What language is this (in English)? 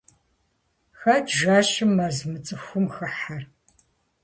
Kabardian